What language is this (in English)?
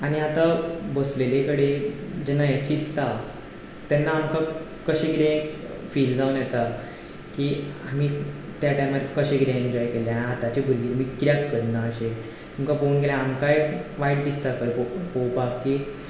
Konkani